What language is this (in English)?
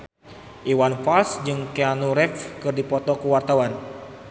Sundanese